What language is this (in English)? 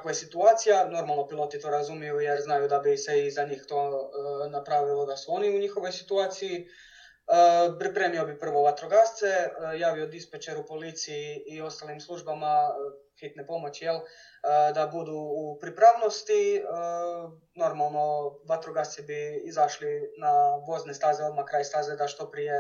Croatian